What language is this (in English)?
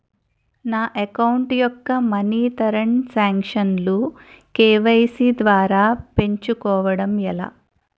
Telugu